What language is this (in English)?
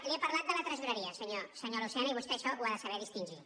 Catalan